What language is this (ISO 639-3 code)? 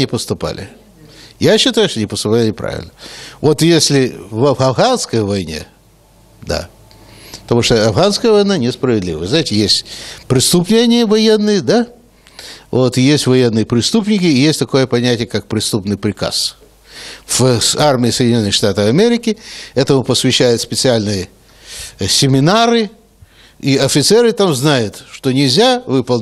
rus